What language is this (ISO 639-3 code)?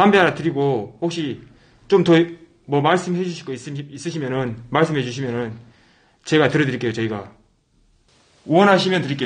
kor